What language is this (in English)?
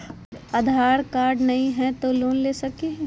Magahi